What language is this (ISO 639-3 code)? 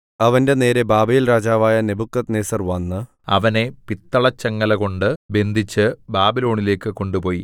mal